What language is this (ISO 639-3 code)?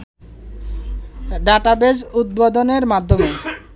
ben